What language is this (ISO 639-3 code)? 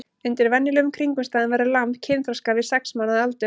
isl